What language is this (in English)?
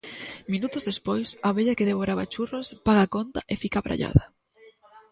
Galician